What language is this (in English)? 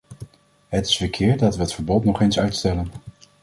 Dutch